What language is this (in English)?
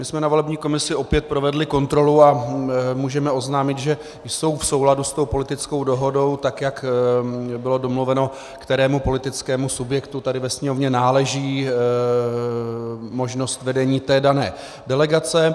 Czech